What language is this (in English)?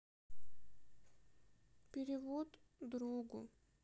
Russian